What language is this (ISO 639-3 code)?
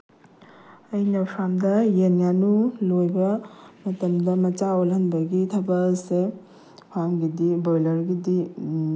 mni